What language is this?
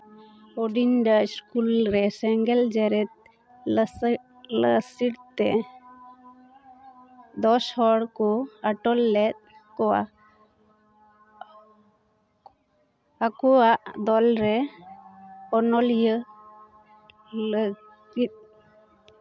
Santali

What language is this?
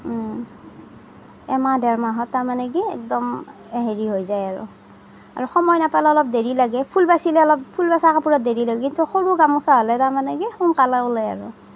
Assamese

